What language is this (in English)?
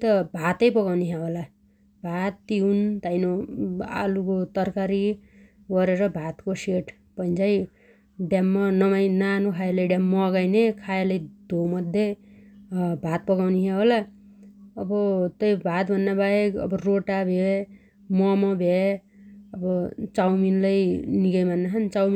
Dotyali